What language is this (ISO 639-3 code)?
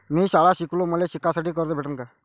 mar